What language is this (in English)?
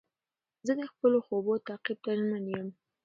Pashto